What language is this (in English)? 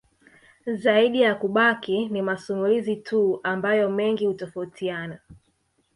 Swahili